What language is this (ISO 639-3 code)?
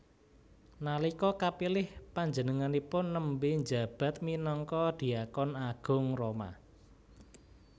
jav